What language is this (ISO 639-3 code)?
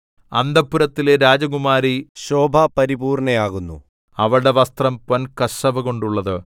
mal